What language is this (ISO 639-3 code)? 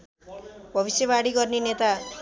nep